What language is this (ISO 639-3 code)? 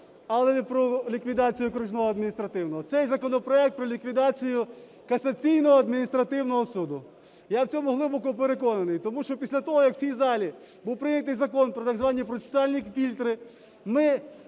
ukr